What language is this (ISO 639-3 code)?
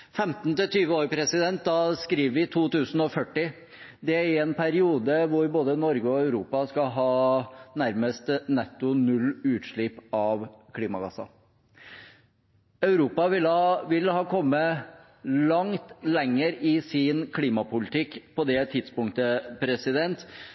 nor